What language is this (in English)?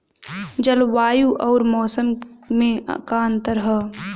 Bhojpuri